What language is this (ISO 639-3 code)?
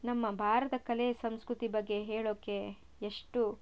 kan